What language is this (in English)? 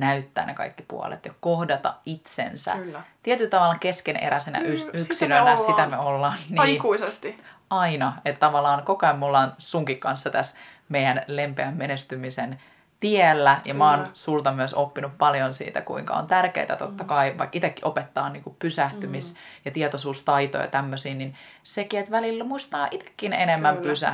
Finnish